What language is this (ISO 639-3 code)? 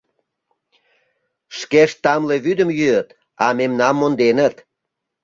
chm